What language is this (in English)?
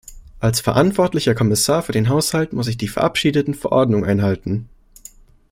German